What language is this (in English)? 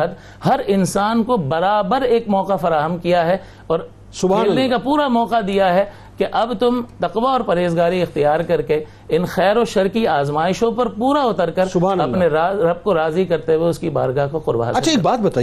Urdu